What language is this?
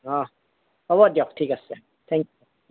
Assamese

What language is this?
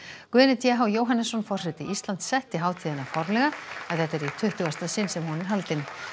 Icelandic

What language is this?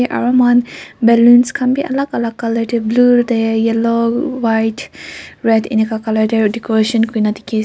Naga Pidgin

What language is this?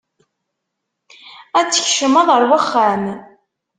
Kabyle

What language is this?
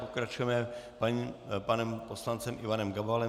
Czech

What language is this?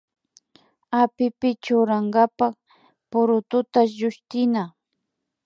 Imbabura Highland Quichua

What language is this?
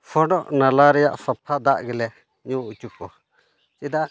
Santali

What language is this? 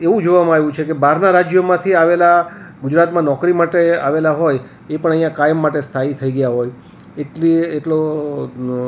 Gujarati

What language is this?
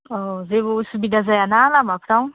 Bodo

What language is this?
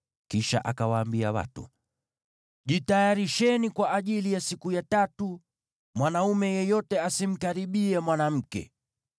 Swahili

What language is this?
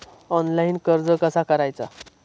Marathi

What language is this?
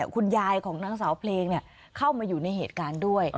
Thai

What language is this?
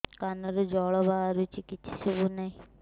Odia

